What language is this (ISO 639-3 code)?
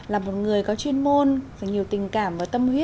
vie